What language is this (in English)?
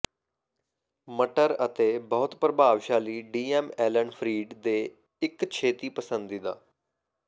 Punjabi